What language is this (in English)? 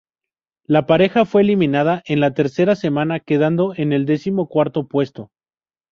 Spanish